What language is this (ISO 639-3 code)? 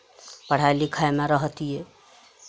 mai